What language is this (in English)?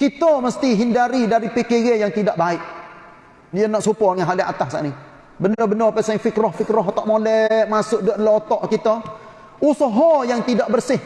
Malay